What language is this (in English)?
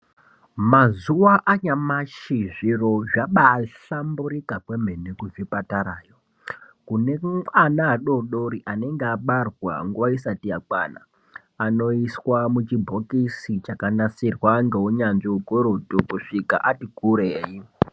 Ndau